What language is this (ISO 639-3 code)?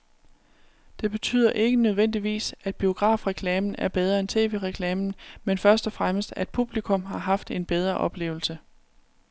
dan